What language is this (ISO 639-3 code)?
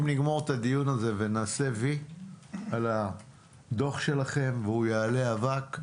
heb